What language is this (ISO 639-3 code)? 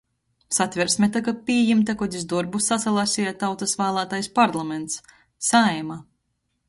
ltg